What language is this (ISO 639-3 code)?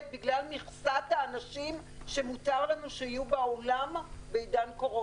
heb